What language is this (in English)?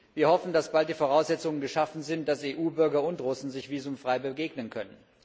German